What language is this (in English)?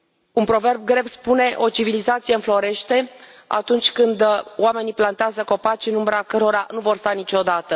Romanian